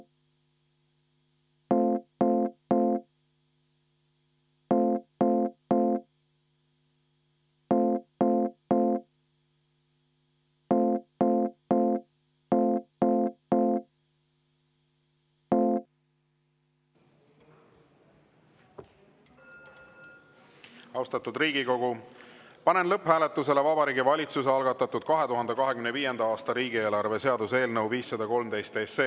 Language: Estonian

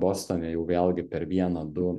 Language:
Lithuanian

